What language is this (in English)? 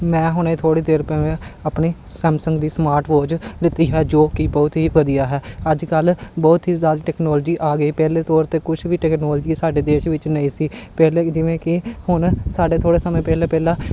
Punjabi